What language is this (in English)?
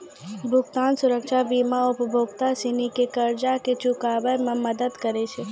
Maithili